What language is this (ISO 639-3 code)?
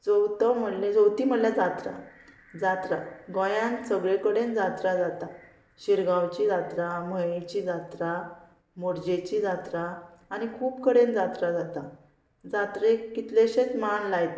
kok